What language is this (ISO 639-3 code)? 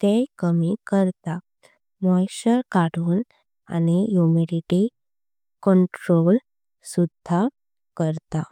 kok